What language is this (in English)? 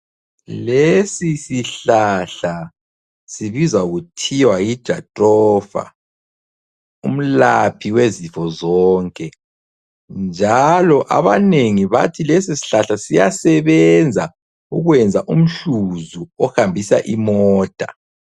North Ndebele